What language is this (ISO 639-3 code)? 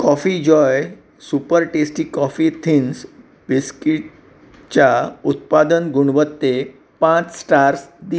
kok